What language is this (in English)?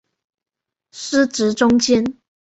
Chinese